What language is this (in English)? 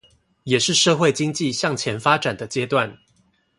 Chinese